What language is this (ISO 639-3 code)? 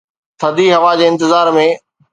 snd